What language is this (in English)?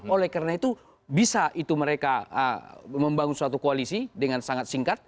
Indonesian